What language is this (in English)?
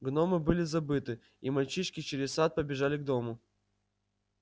Russian